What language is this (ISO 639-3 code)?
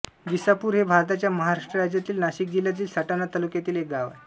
mar